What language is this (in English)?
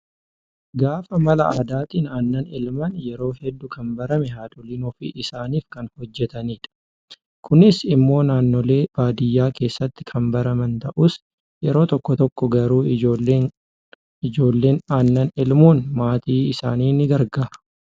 Oromo